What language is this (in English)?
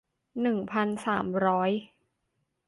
Thai